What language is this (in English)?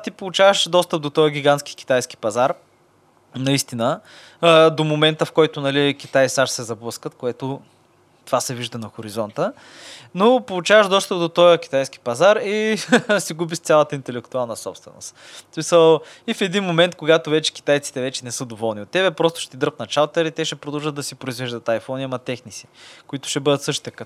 Bulgarian